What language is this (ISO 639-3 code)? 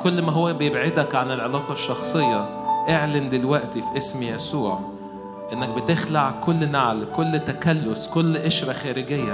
ara